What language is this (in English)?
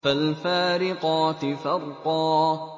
Arabic